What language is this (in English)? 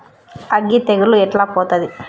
Telugu